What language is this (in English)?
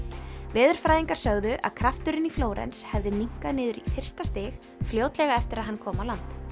Icelandic